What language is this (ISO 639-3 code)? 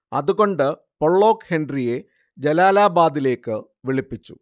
mal